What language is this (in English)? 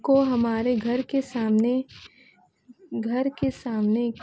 Urdu